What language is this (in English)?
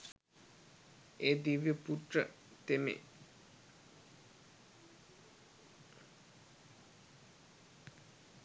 Sinhala